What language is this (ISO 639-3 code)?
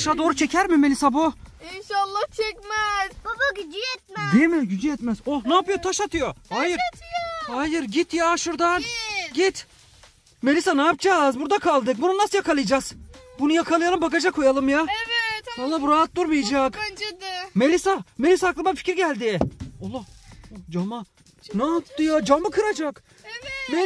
tur